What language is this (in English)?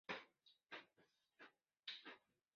Chinese